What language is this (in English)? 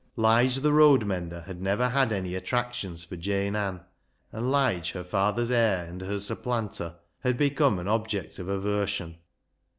English